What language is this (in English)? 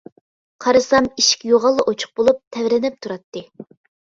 Uyghur